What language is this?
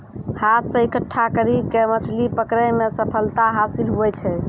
Maithili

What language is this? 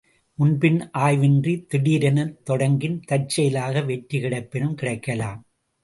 Tamil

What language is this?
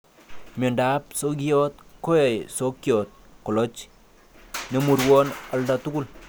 Kalenjin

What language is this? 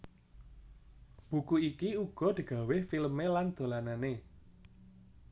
Javanese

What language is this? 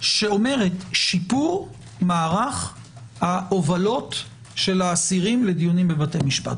Hebrew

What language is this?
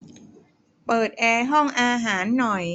Thai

